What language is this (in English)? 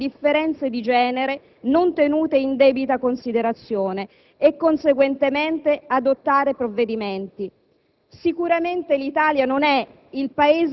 Italian